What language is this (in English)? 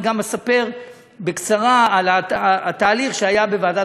Hebrew